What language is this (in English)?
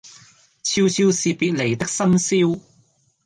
Cantonese